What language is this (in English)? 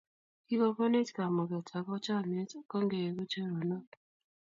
Kalenjin